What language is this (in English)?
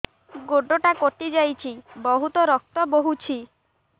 Odia